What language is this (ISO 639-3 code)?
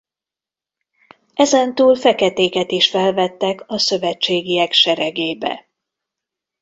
hun